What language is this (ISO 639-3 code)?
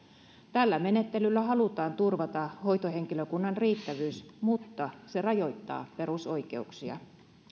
fin